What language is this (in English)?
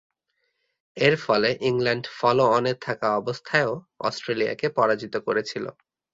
Bangla